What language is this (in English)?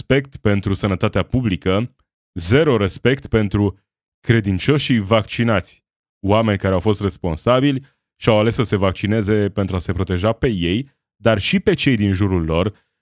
Romanian